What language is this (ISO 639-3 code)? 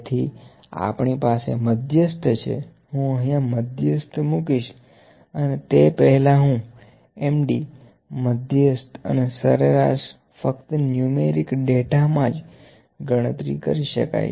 guj